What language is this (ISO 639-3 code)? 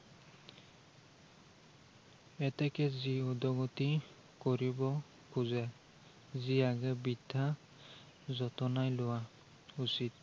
asm